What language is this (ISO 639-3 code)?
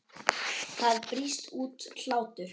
isl